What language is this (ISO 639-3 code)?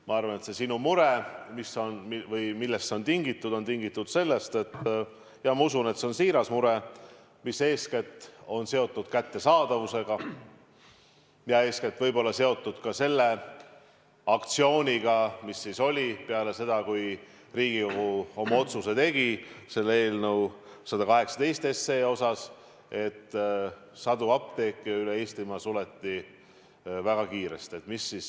est